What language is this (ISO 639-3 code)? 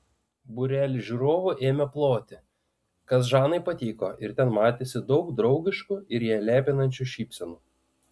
lit